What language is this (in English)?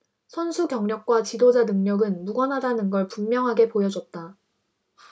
Korean